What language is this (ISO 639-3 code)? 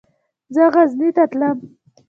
pus